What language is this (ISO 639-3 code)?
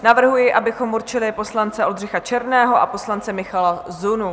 ces